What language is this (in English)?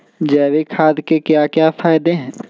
Magahi